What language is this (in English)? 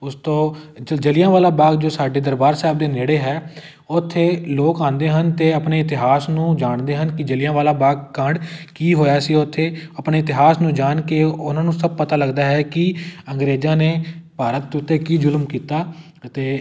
Punjabi